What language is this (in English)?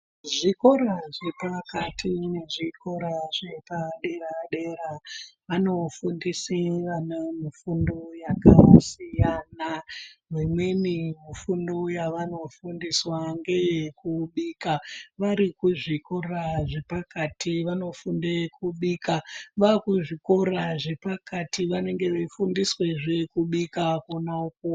Ndau